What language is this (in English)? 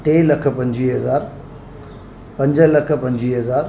Sindhi